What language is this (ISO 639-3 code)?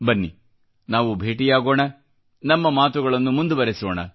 kan